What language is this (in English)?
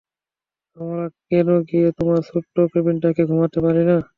Bangla